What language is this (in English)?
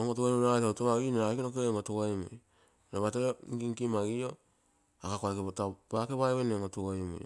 Terei